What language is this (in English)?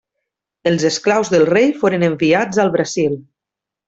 Catalan